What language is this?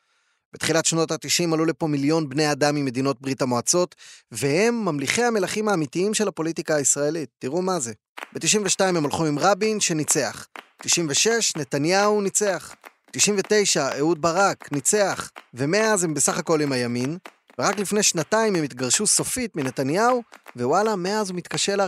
Hebrew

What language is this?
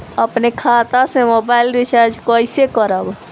Bhojpuri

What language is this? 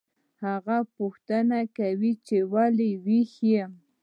Pashto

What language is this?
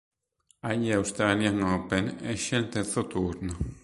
Italian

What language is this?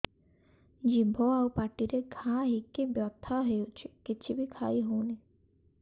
Odia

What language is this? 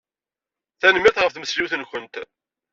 Kabyle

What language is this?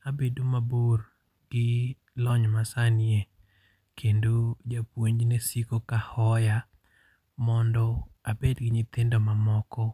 Luo (Kenya and Tanzania)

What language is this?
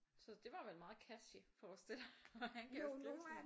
Danish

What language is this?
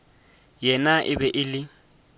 Northern Sotho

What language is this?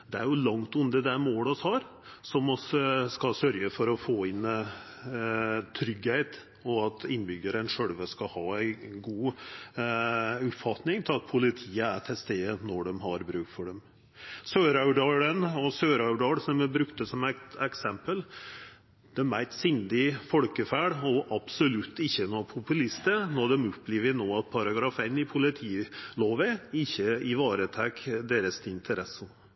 Norwegian Nynorsk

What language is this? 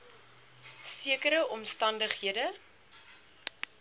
Afrikaans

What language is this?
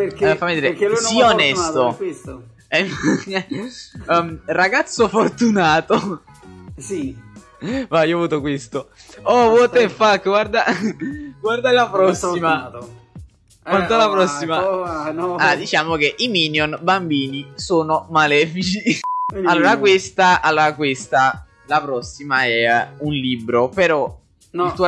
Italian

